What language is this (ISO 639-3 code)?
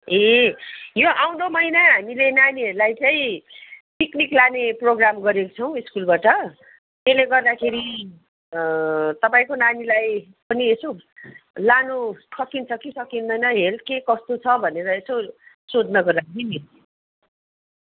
nep